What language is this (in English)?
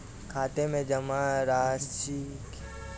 Hindi